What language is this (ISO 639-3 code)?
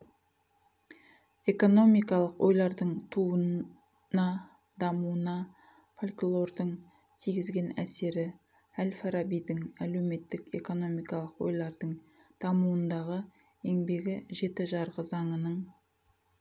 kaz